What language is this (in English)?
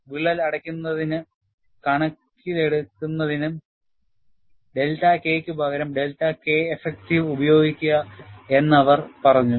Malayalam